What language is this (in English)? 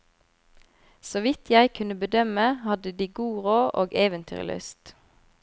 Norwegian